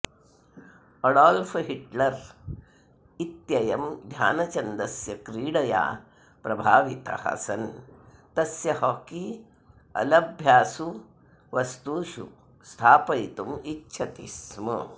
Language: Sanskrit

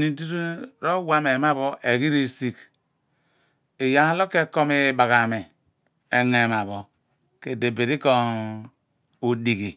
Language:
Abua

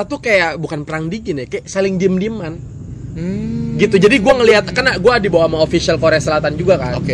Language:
Indonesian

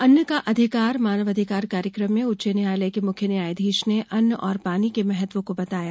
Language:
Hindi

